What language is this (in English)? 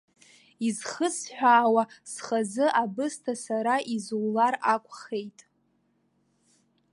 Abkhazian